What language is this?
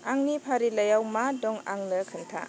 Bodo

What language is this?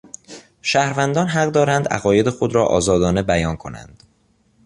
Persian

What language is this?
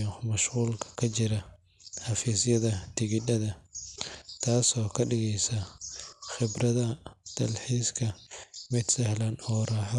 Somali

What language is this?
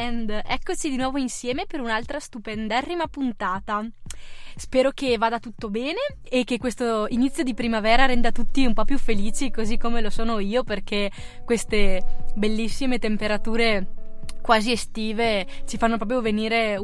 Italian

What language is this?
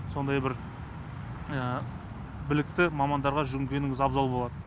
Kazakh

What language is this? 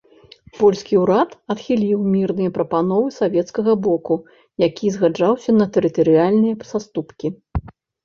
Belarusian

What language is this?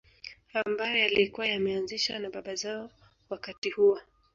Swahili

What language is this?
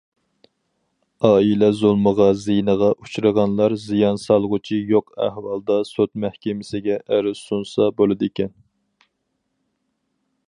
Uyghur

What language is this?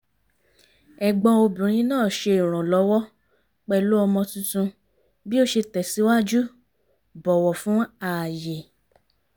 Yoruba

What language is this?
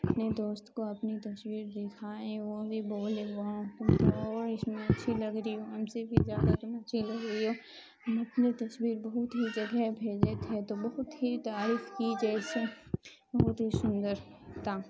Urdu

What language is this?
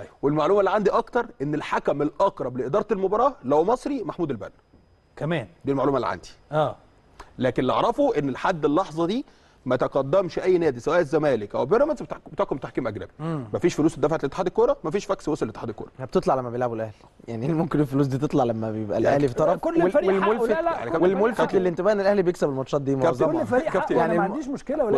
Arabic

